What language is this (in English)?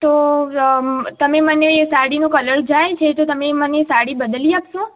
Gujarati